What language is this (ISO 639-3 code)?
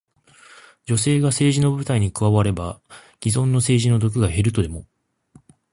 jpn